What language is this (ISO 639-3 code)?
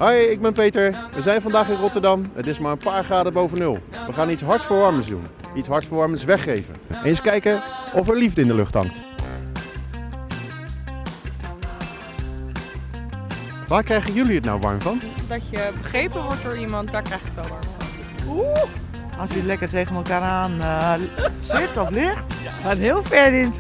nld